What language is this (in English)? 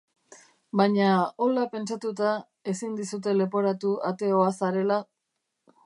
Basque